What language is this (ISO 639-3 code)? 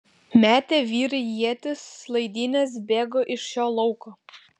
lit